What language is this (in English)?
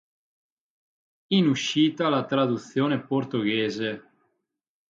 Italian